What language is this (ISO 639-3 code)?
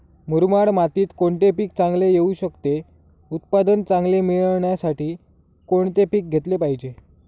mar